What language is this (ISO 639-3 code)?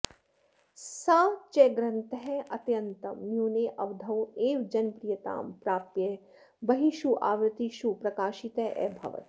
san